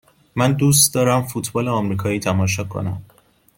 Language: Persian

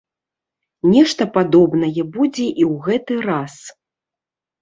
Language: Belarusian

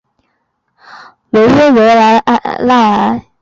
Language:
Chinese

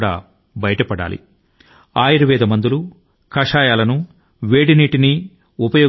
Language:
Telugu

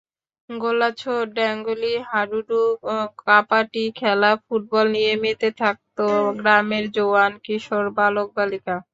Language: Bangla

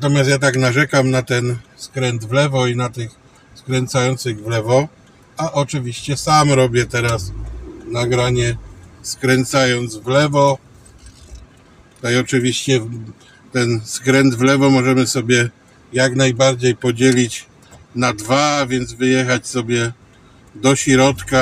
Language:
Polish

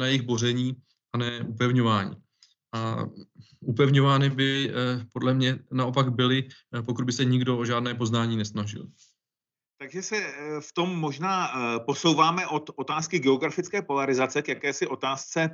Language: Czech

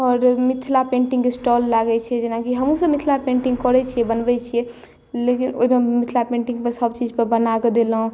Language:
Maithili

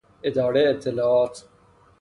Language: Persian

